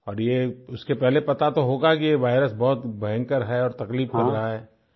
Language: Hindi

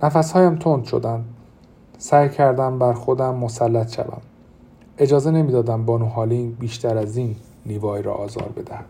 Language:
Persian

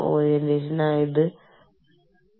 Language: Malayalam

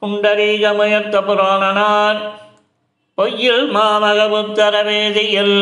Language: Tamil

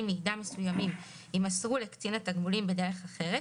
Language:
Hebrew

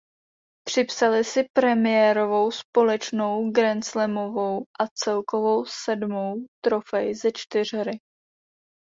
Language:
Czech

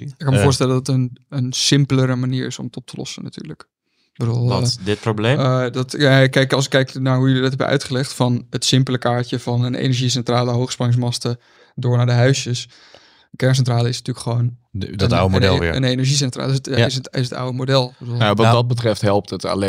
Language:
Dutch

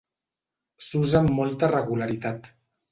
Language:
Catalan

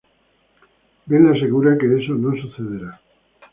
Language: Spanish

